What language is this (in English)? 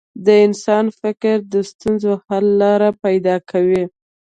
Pashto